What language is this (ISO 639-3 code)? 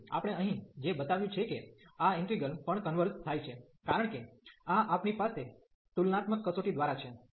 guj